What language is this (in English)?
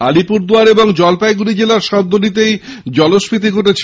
Bangla